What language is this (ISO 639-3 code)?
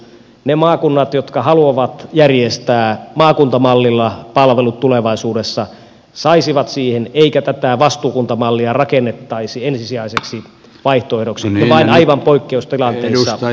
fin